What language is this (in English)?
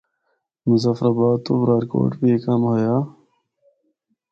Northern Hindko